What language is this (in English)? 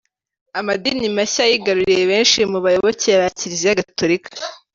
Kinyarwanda